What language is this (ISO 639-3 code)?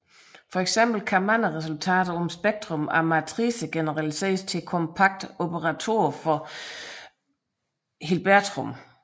dan